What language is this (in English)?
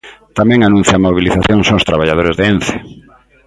Galician